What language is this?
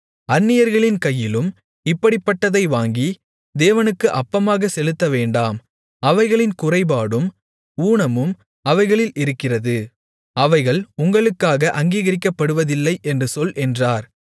Tamil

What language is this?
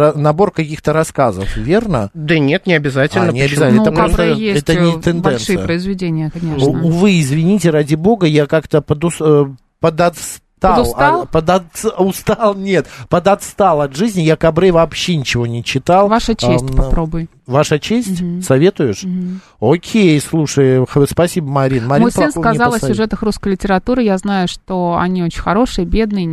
Russian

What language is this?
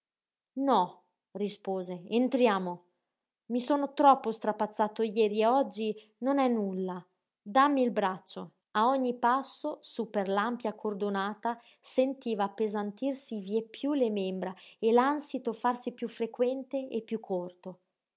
Italian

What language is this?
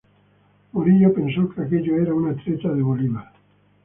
Spanish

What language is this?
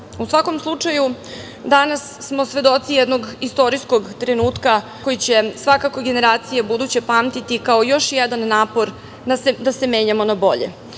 Serbian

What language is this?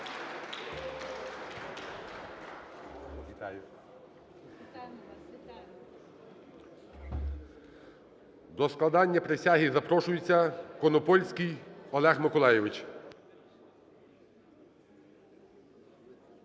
Ukrainian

